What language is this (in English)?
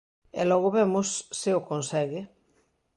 Galician